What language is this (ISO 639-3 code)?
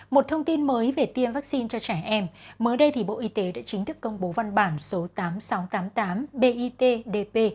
vie